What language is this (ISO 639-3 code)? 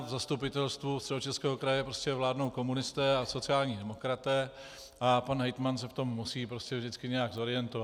ces